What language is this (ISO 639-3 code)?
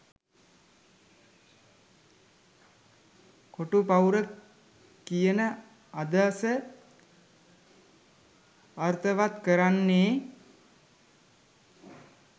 sin